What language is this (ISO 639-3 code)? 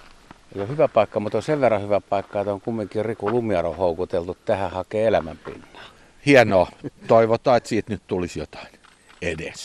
fin